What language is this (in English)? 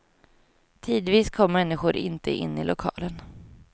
Swedish